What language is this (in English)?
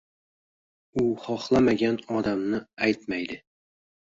Uzbek